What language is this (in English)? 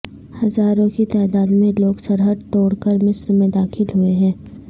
Urdu